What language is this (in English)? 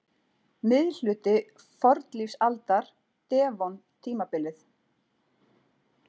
Icelandic